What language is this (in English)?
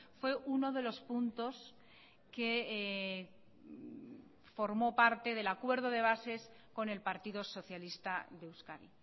Spanish